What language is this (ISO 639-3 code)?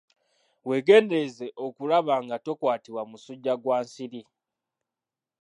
lug